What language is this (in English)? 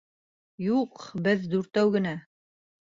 Bashkir